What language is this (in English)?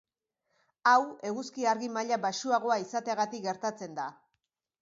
Basque